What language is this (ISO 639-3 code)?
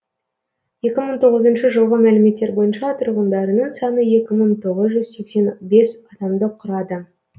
kaz